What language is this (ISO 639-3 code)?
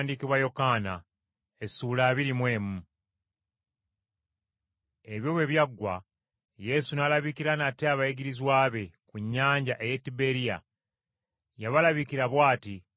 lug